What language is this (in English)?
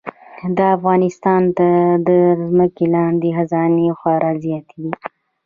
Pashto